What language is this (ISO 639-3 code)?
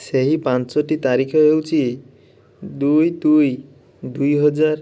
ori